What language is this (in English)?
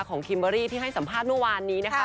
Thai